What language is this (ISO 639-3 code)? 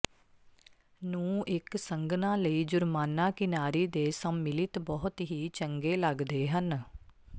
pan